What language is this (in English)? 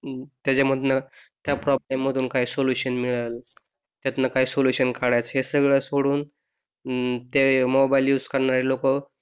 Marathi